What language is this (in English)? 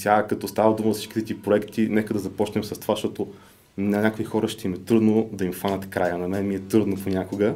Bulgarian